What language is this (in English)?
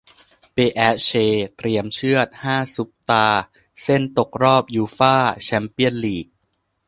Thai